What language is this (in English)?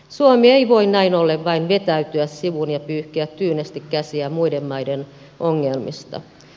Finnish